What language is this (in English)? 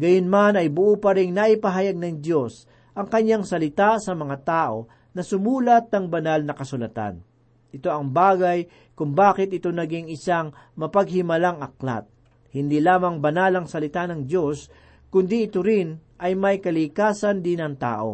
Filipino